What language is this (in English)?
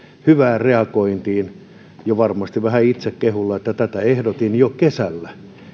Finnish